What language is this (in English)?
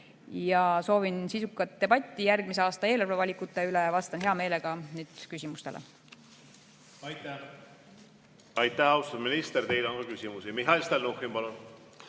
Estonian